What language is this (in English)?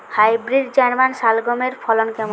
Bangla